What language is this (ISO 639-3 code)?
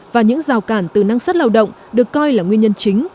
vie